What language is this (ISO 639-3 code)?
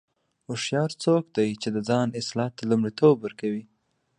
pus